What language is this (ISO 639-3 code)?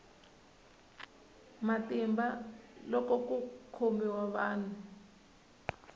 tso